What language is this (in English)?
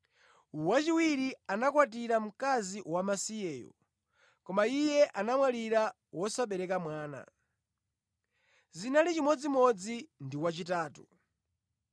Nyanja